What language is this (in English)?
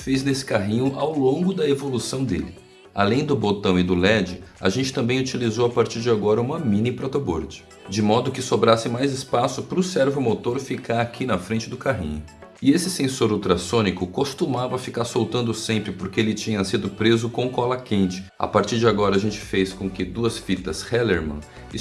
Portuguese